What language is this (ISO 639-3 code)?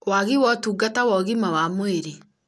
kik